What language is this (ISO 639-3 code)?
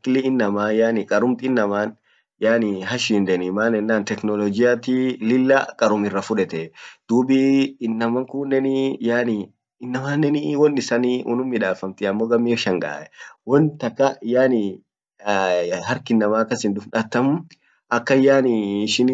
orc